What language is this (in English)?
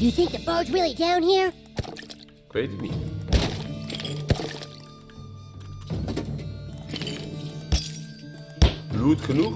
Dutch